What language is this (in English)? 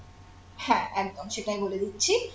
Bangla